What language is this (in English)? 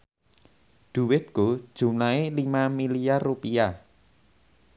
Javanese